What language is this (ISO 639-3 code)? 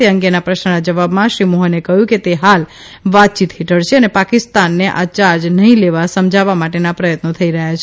guj